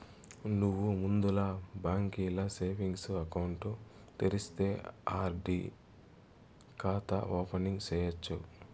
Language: Telugu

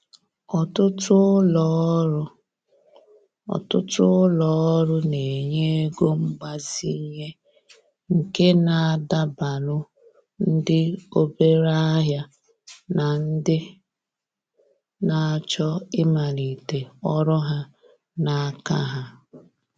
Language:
Igbo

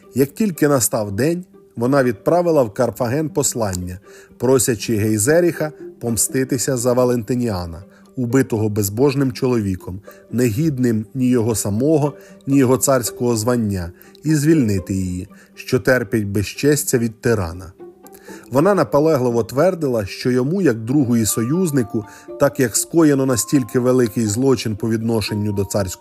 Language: Ukrainian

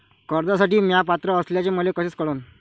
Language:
Marathi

